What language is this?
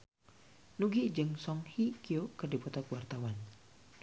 Sundanese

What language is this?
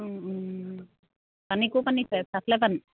Assamese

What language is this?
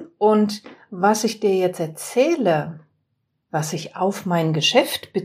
German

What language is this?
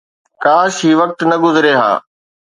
Sindhi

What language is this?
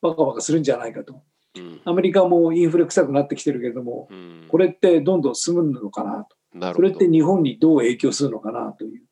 Japanese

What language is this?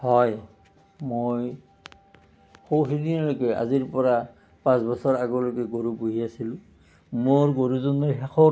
Assamese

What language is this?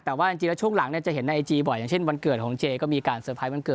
Thai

